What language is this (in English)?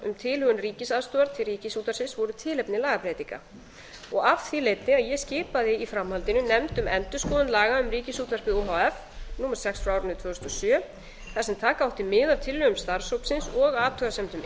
Icelandic